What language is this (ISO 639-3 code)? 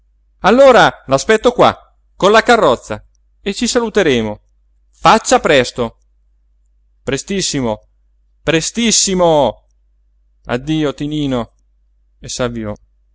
ita